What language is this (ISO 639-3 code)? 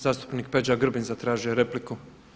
hrv